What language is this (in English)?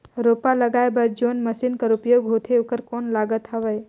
Chhattisgarhi